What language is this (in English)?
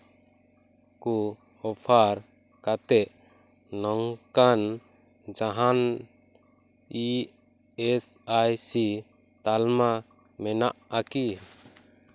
Santali